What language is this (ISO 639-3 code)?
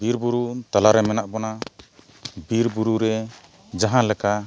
sat